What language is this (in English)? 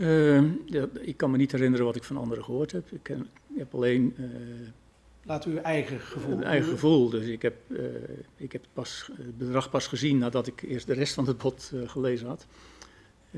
Dutch